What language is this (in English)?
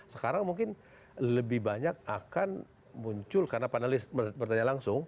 Indonesian